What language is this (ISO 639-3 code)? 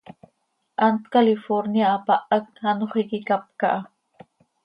sei